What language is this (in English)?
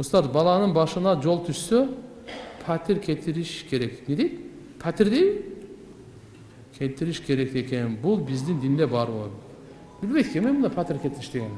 Turkish